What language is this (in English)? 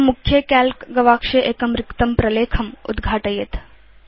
Sanskrit